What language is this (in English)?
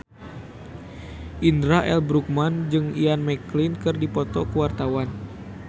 Sundanese